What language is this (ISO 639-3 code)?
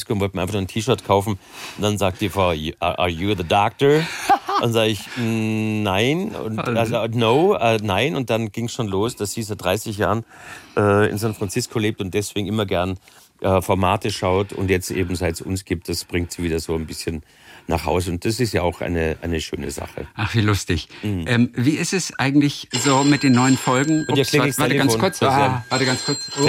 deu